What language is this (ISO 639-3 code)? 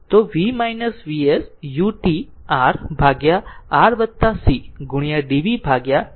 guj